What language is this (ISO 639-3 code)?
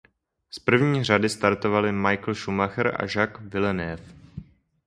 ces